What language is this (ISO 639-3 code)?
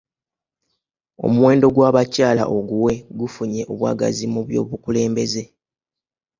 lug